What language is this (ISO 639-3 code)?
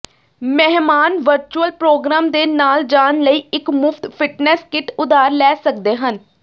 pan